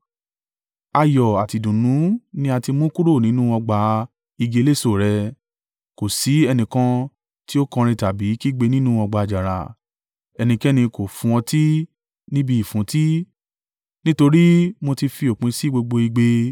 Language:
Yoruba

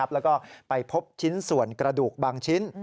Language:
Thai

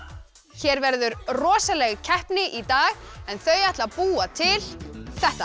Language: Icelandic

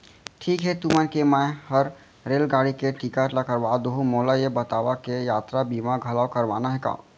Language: Chhattisgarhi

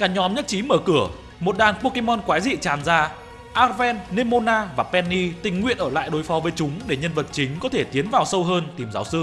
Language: Vietnamese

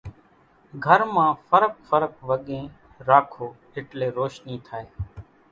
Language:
Kachi Koli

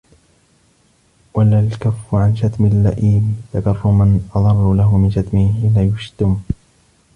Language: Arabic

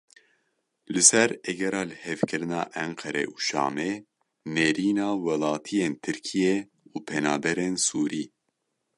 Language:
Kurdish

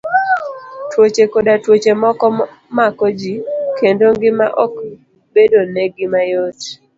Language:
Luo (Kenya and Tanzania)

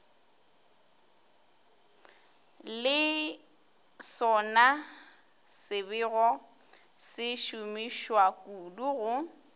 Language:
Northern Sotho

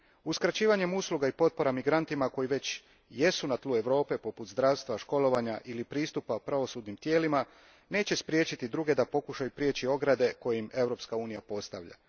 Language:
Croatian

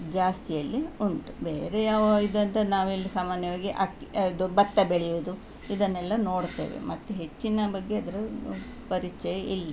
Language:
Kannada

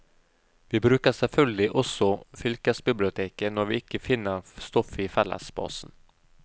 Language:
Norwegian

